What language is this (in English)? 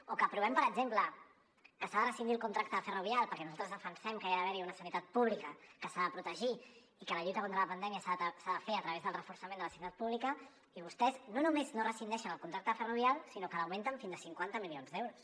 Catalan